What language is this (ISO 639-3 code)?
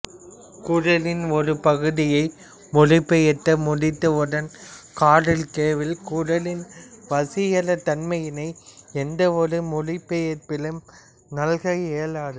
tam